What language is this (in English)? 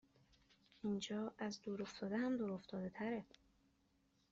Persian